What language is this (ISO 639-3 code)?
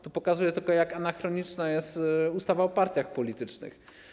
pol